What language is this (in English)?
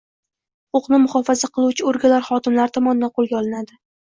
Uzbek